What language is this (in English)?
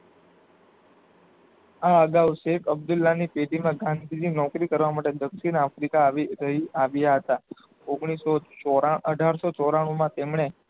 Gujarati